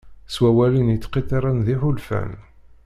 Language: Kabyle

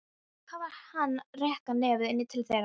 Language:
Icelandic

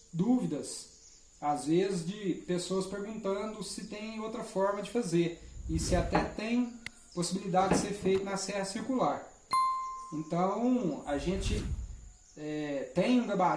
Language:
Portuguese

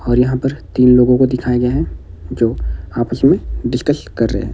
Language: Hindi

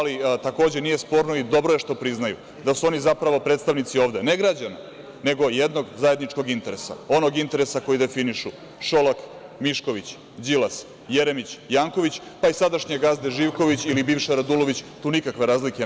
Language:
Serbian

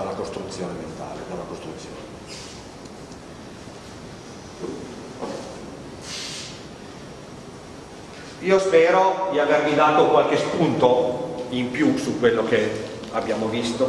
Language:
Italian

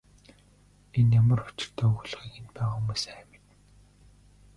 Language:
Mongolian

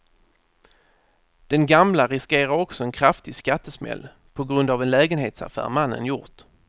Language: Swedish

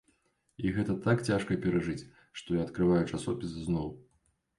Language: Belarusian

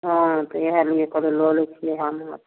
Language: Maithili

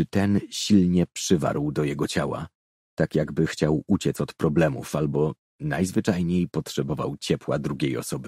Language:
Polish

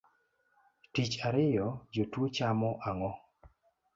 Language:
Luo (Kenya and Tanzania)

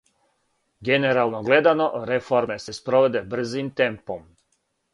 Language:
Serbian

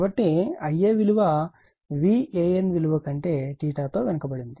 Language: Telugu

